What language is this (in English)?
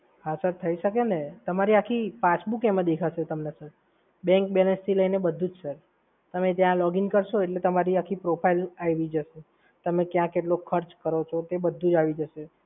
Gujarati